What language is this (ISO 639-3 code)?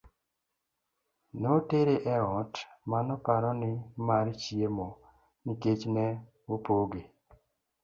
luo